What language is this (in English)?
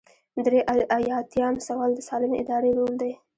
Pashto